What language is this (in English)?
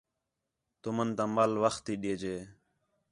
Khetrani